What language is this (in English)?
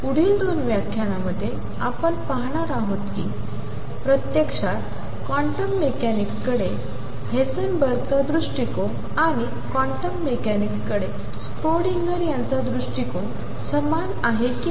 Marathi